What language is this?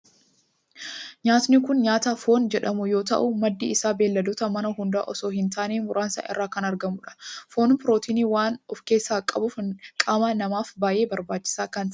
Oromo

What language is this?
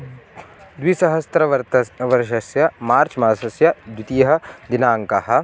Sanskrit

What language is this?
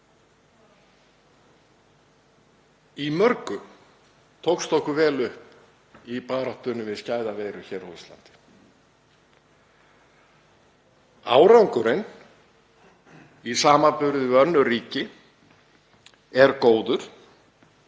Icelandic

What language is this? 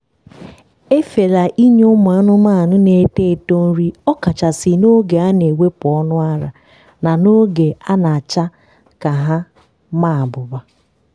Igbo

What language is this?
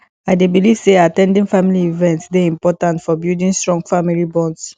Nigerian Pidgin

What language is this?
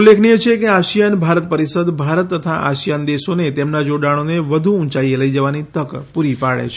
Gujarati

